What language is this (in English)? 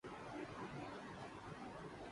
Urdu